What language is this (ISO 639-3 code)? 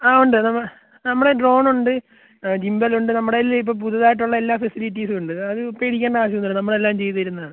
mal